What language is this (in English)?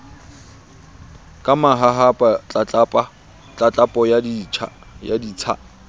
Southern Sotho